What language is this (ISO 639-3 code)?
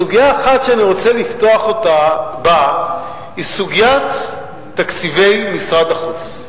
heb